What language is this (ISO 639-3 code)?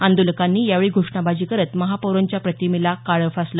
mar